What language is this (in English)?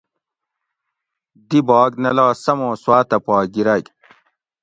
Gawri